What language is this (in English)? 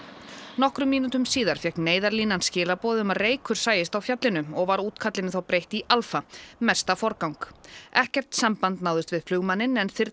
Icelandic